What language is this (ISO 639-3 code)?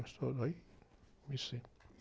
por